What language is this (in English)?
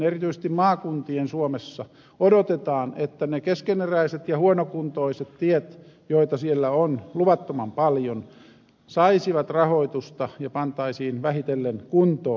Finnish